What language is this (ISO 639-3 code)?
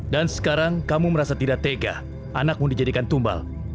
ind